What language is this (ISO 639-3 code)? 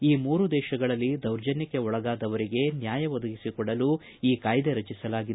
kan